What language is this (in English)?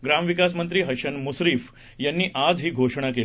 Marathi